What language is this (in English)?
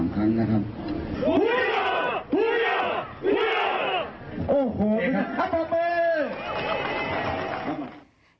Thai